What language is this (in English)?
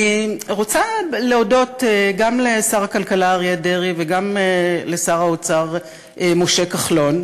Hebrew